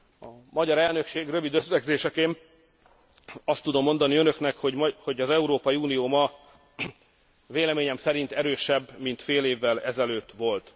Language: Hungarian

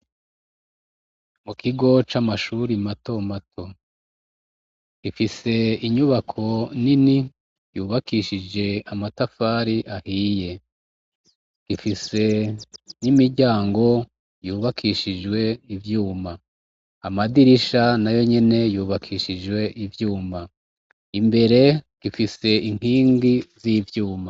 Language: Rundi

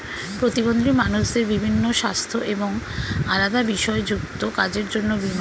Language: Bangla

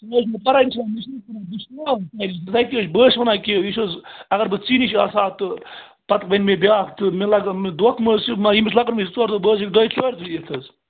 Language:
Kashmiri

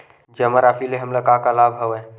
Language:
Chhattisgarhi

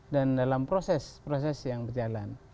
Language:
Indonesian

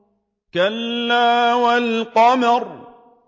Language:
Arabic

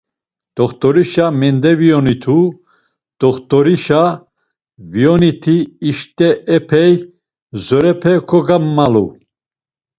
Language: Laz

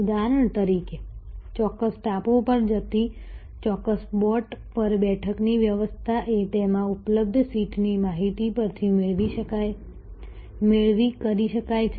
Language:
Gujarati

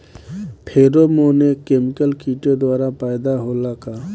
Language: Bhojpuri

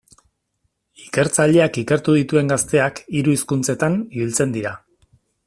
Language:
Basque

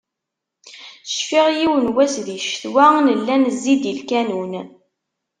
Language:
Kabyle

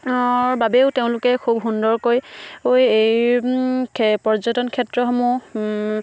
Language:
Assamese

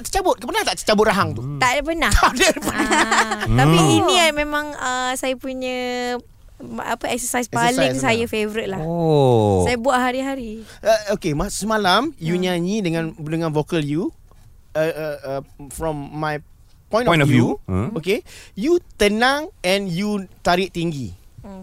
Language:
Malay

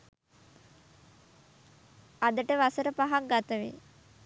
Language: Sinhala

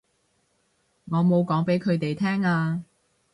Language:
Cantonese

